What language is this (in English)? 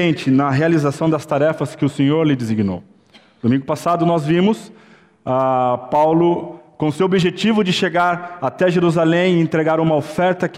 Portuguese